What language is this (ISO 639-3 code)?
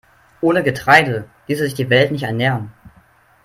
deu